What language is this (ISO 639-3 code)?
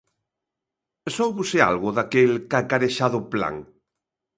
glg